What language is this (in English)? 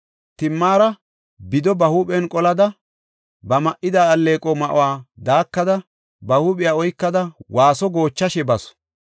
Gofa